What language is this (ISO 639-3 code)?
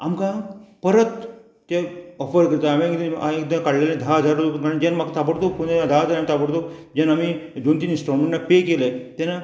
kok